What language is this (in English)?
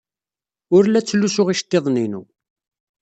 Kabyle